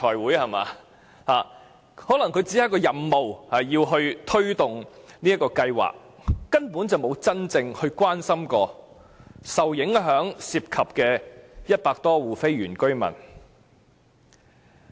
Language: Cantonese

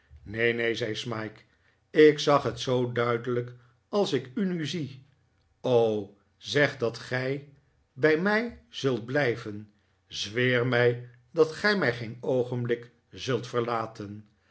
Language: Dutch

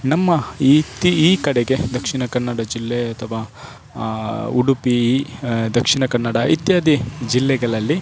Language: Kannada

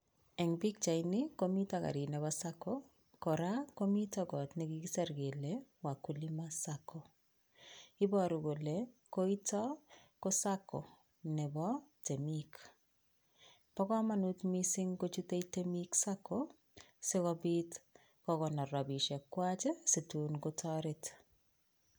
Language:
Kalenjin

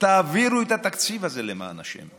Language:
Hebrew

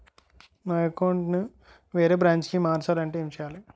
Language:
Telugu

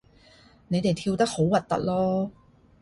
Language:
Cantonese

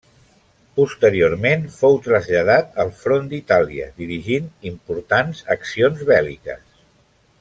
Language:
Catalan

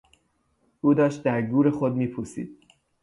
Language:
Persian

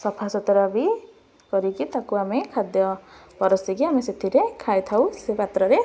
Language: Odia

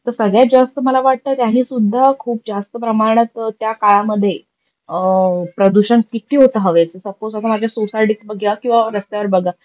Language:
Marathi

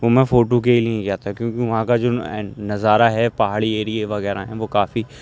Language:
Urdu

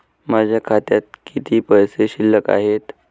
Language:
Marathi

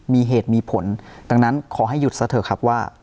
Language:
Thai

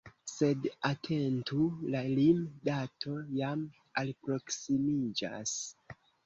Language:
Esperanto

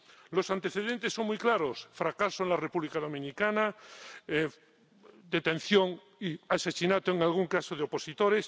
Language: Spanish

